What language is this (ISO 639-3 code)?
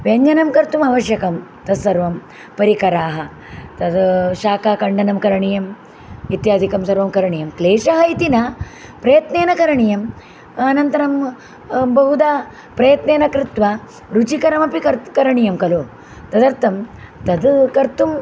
san